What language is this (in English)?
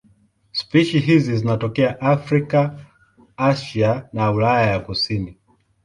Swahili